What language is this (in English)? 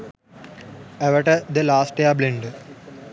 Sinhala